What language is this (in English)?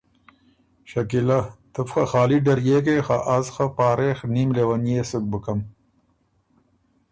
Ormuri